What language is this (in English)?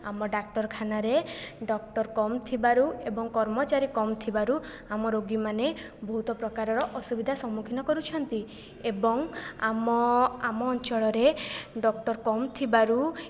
Odia